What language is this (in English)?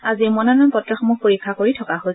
Assamese